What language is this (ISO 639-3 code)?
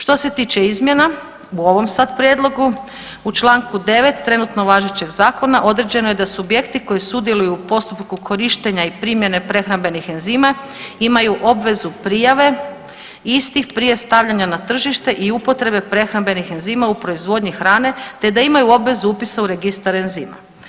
hrv